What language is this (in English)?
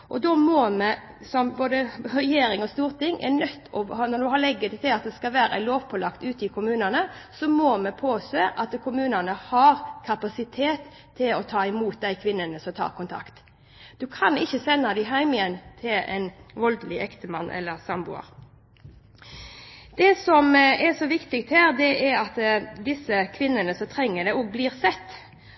Norwegian Bokmål